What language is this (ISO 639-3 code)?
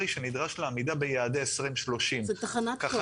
heb